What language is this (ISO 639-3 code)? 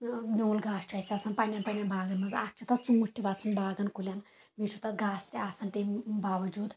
kas